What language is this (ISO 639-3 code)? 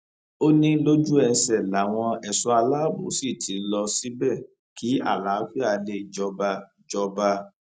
yor